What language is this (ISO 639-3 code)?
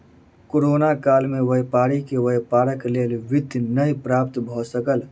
mai